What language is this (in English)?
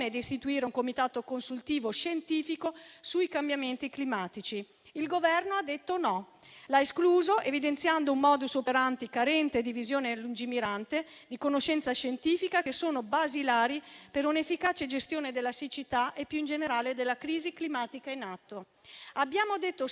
Italian